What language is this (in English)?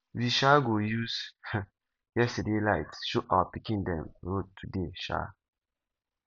Nigerian Pidgin